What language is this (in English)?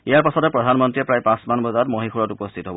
Assamese